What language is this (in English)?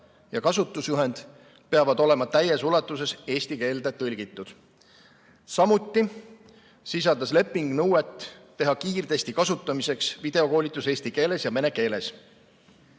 Estonian